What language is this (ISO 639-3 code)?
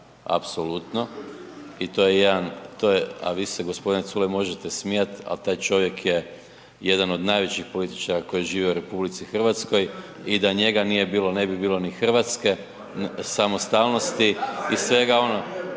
hrv